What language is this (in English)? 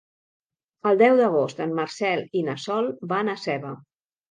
Catalan